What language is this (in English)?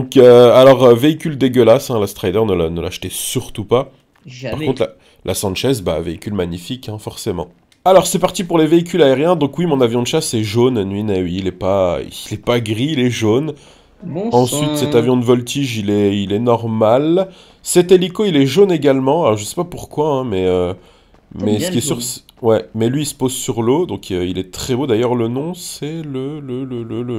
French